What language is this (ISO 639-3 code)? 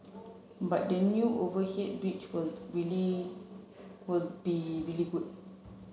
eng